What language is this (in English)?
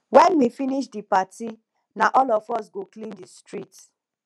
Nigerian Pidgin